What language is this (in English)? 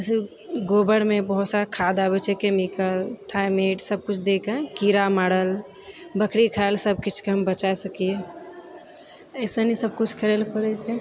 Maithili